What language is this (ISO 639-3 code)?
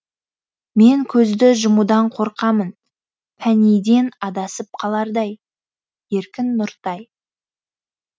kaz